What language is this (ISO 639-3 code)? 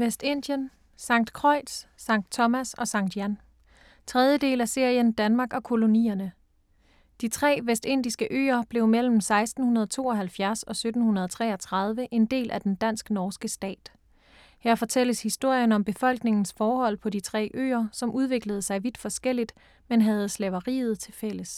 dan